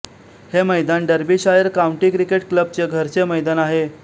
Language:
Marathi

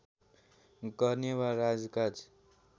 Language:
Nepali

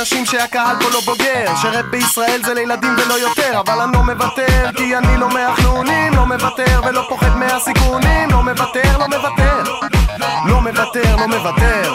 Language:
Hebrew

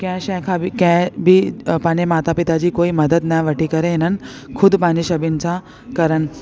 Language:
Sindhi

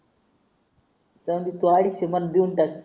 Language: Marathi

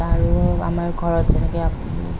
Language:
Assamese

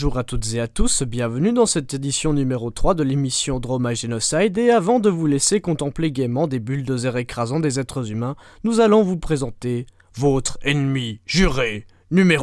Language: French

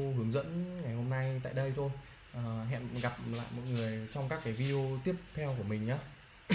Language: Vietnamese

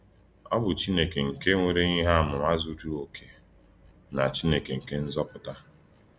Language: Igbo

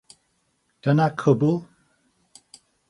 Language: Welsh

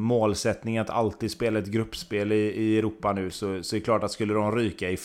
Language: Swedish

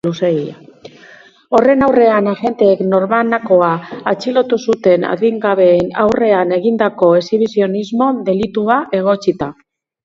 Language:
Basque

